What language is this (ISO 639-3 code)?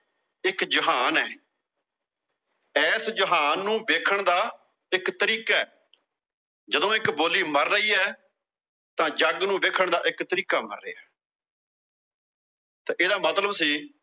pan